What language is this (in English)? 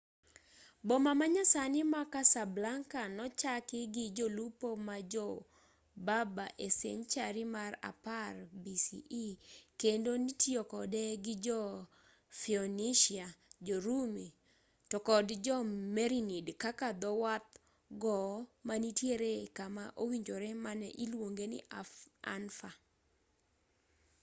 Luo (Kenya and Tanzania)